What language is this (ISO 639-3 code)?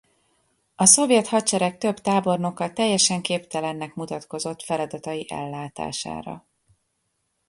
hun